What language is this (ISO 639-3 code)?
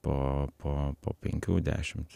lit